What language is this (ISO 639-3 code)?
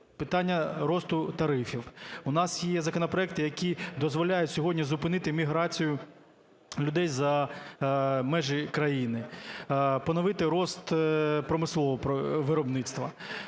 ukr